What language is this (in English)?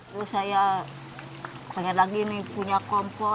Indonesian